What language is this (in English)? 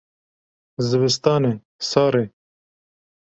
Kurdish